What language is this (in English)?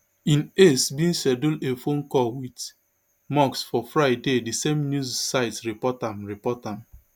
Nigerian Pidgin